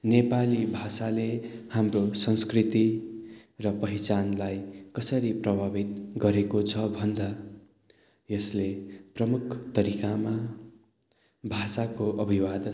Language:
Nepali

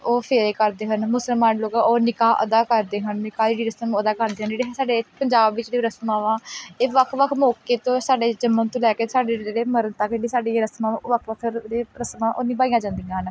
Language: Punjabi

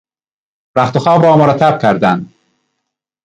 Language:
Persian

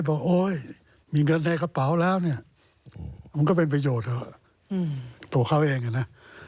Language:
Thai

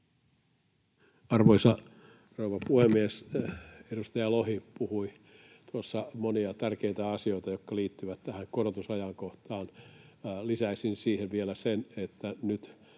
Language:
Finnish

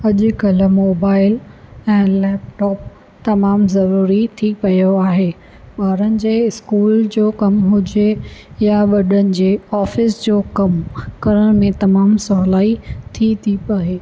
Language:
Sindhi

